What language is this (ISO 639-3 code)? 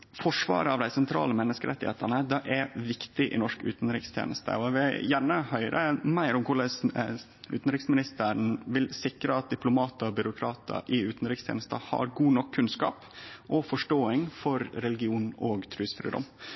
nno